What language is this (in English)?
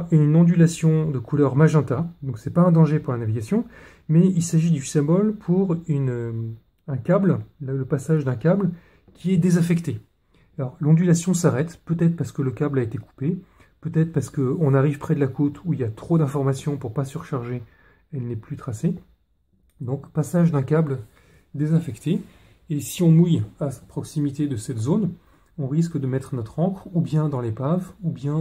French